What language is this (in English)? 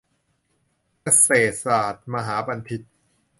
Thai